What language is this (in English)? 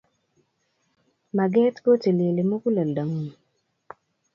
Kalenjin